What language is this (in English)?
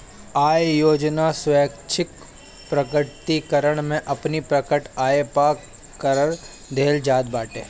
Bhojpuri